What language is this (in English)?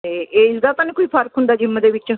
Punjabi